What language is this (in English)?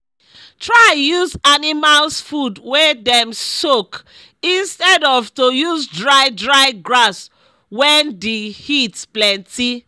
Nigerian Pidgin